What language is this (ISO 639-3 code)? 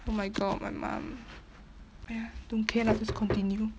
eng